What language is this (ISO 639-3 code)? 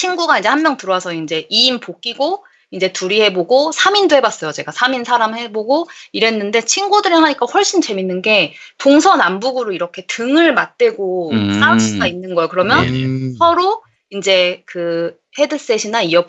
kor